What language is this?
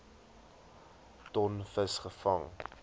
Afrikaans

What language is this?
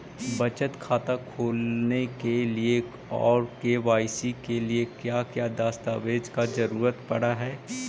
Magahi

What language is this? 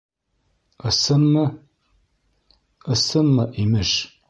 Bashkir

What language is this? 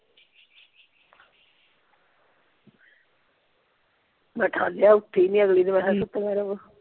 Punjabi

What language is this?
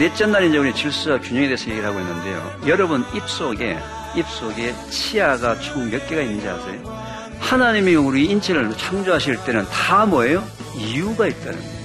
Korean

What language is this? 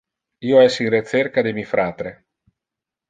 Interlingua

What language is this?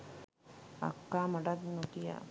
Sinhala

